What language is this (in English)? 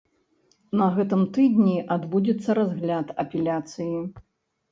Belarusian